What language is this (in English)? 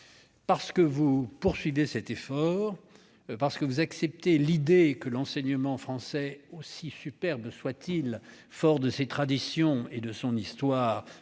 French